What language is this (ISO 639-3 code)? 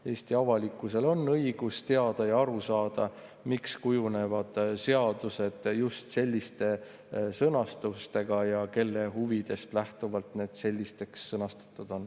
est